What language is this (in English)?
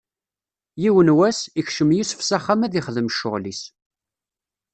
Kabyle